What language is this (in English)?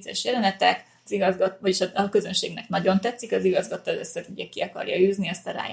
Hungarian